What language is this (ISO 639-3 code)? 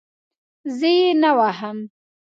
pus